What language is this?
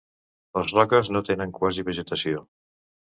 Catalan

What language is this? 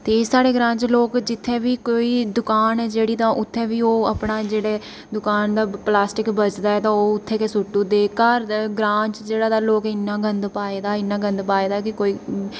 Dogri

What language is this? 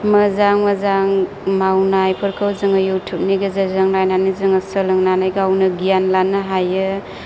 Bodo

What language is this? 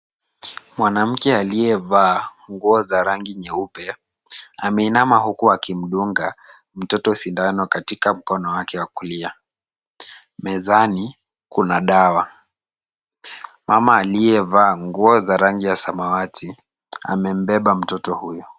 Swahili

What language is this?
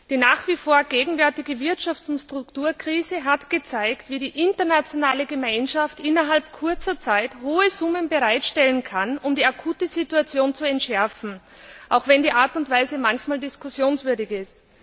German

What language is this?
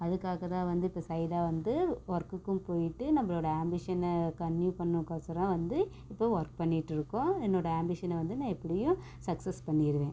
Tamil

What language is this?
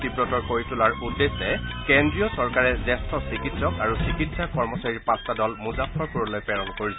Assamese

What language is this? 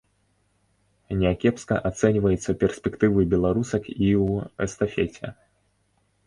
Belarusian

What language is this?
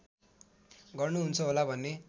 Nepali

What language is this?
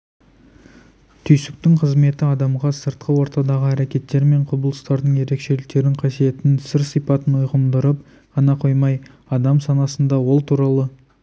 Kazakh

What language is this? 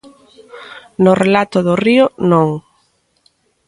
Galician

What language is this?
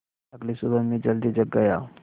Hindi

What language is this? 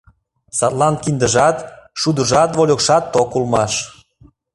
Mari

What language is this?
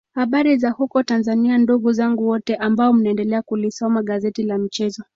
Swahili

